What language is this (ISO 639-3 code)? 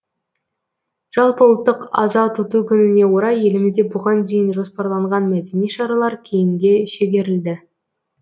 kaz